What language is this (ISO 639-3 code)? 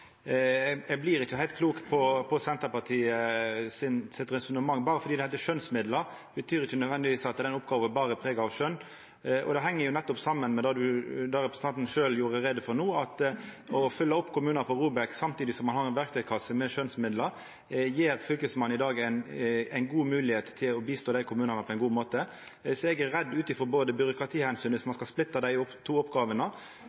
nno